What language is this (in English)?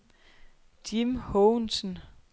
Danish